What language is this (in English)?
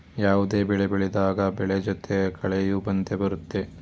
Kannada